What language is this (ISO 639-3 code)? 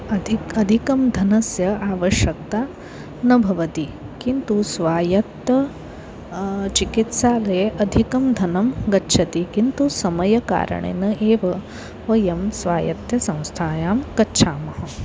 san